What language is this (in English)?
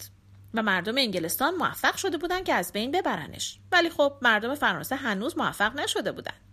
Persian